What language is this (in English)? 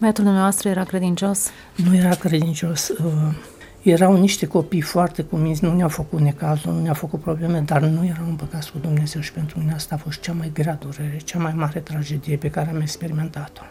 Romanian